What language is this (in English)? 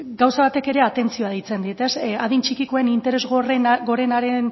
Basque